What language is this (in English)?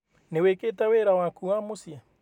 Kikuyu